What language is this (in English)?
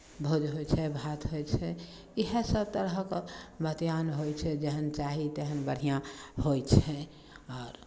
Maithili